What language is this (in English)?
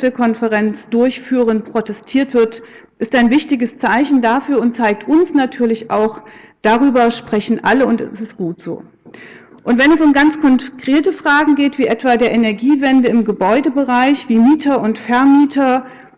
German